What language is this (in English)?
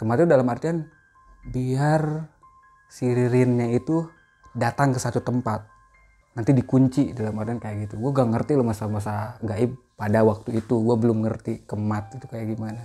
Indonesian